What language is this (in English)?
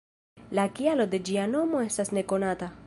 Esperanto